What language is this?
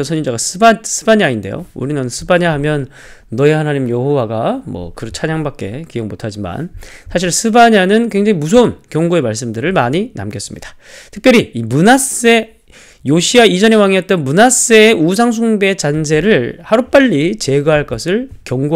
Korean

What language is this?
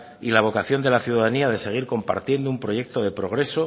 Spanish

